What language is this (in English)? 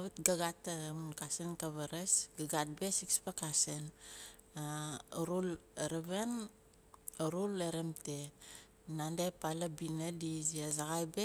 Nalik